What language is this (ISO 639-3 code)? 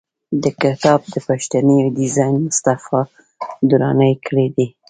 pus